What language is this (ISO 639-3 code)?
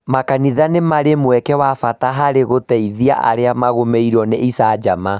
kik